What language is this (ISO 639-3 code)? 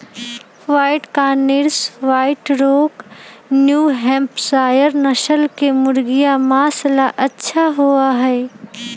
mag